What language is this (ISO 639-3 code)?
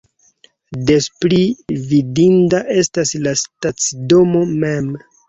epo